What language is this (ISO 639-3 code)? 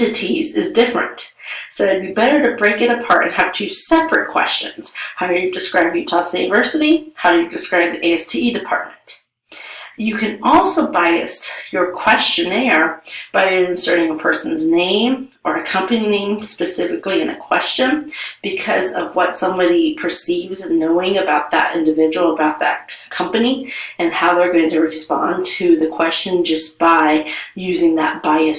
eng